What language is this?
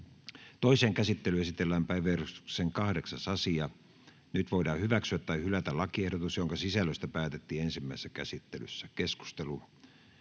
Finnish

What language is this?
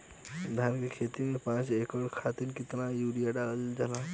Bhojpuri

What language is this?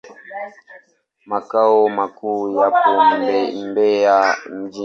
Swahili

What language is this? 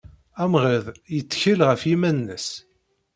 Kabyle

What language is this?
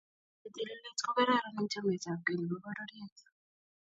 Kalenjin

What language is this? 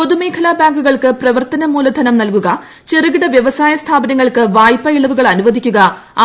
Malayalam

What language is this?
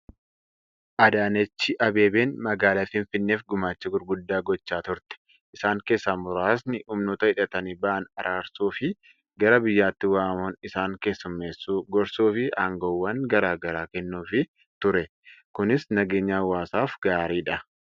Oromo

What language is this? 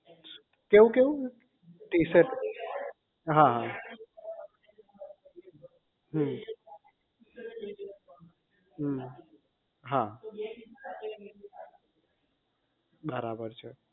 Gujarati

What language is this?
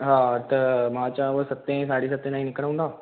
Sindhi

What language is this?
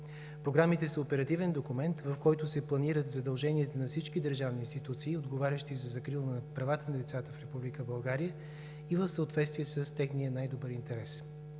Bulgarian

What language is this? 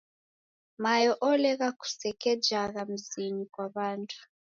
Taita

